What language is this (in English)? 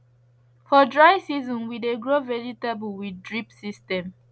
Nigerian Pidgin